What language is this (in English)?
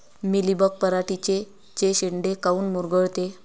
Marathi